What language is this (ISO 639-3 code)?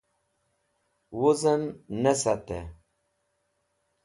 wbl